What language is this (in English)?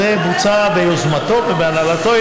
Hebrew